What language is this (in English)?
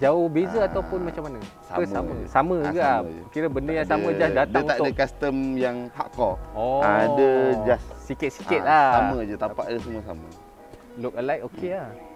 Malay